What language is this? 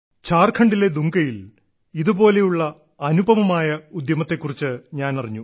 Malayalam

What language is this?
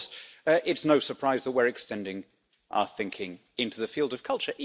English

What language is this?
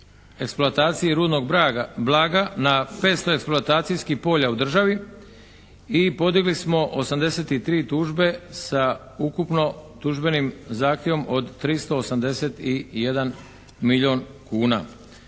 Croatian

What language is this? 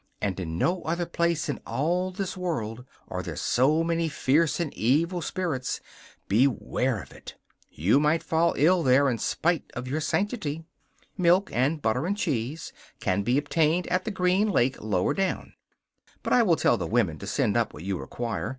English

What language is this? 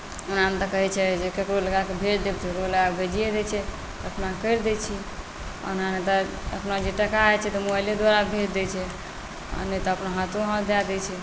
Maithili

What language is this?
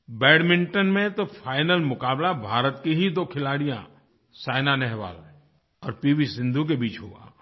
Hindi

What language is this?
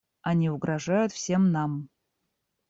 Russian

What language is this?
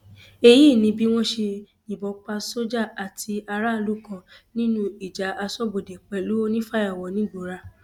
Yoruba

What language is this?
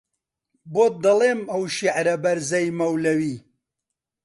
Central Kurdish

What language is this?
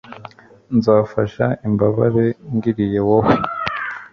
Kinyarwanda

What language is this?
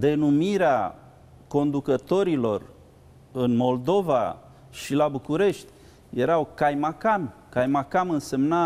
Romanian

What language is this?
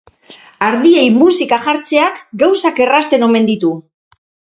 Basque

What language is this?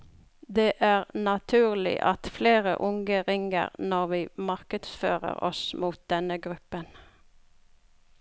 Norwegian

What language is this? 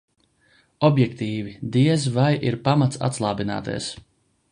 Latvian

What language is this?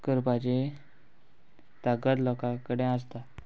Konkani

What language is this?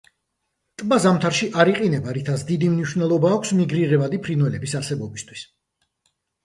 Georgian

